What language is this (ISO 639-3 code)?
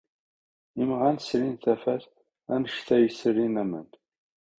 kab